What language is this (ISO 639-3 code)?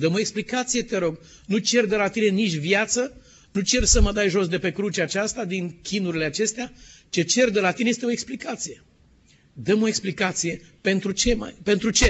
ron